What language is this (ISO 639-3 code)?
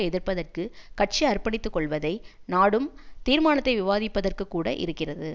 tam